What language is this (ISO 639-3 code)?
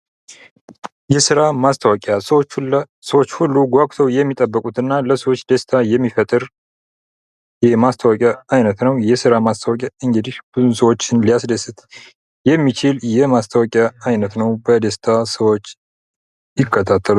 amh